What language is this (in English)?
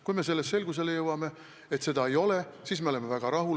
Estonian